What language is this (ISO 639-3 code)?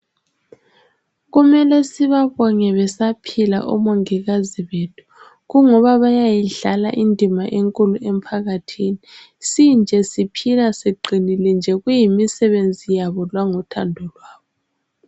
nde